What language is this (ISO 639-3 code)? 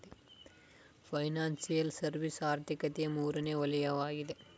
kan